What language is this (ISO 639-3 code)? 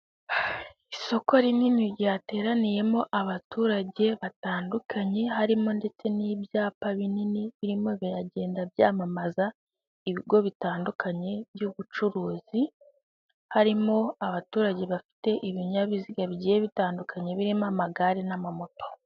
kin